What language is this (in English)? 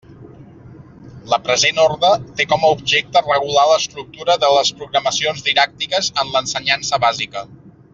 Catalan